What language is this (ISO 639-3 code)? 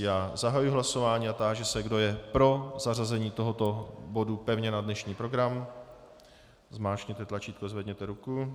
ces